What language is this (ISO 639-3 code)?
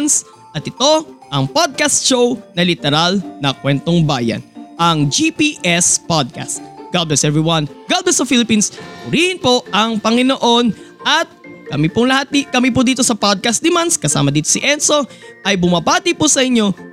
fil